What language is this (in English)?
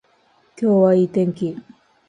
Japanese